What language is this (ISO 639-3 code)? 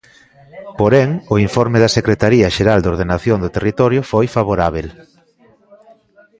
glg